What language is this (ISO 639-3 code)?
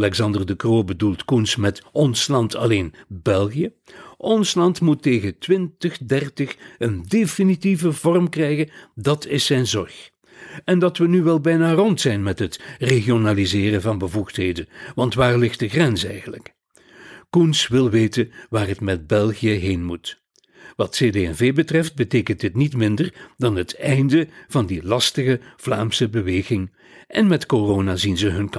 nld